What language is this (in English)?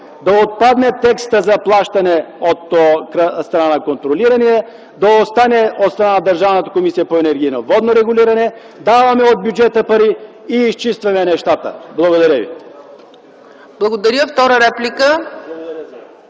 Bulgarian